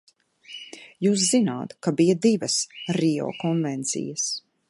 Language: Latvian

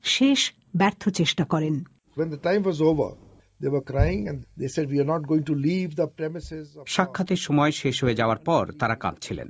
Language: Bangla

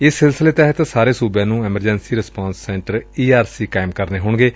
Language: Punjabi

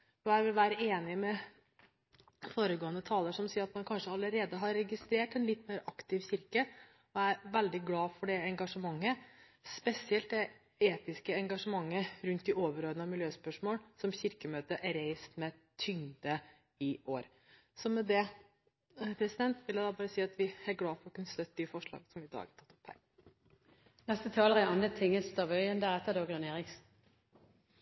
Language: Norwegian Bokmål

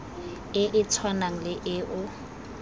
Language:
Tswana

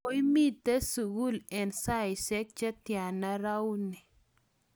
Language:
Kalenjin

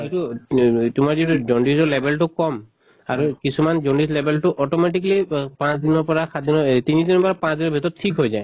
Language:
Assamese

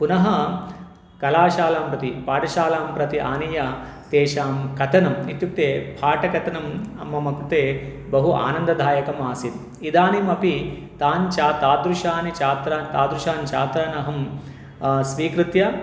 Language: Sanskrit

